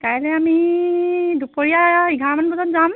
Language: Assamese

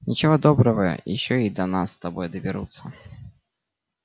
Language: Russian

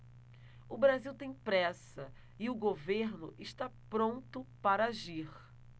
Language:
Portuguese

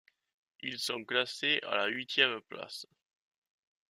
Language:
French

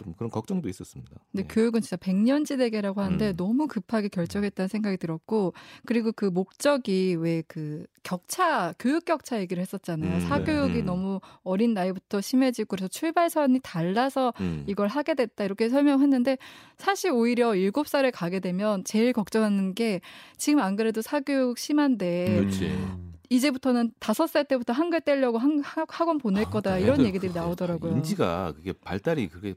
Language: Korean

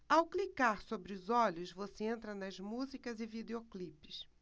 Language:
Portuguese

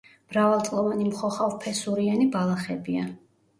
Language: Georgian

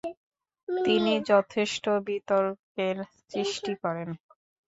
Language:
Bangla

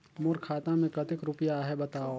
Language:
Chhattisgarhi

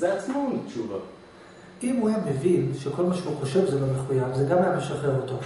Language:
Hebrew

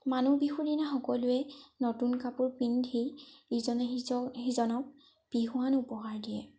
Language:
Assamese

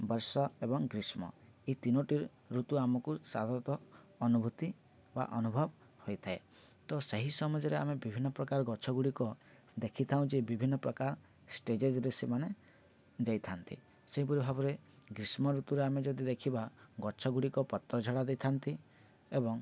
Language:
Odia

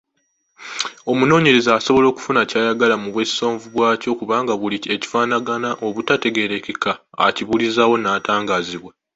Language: Ganda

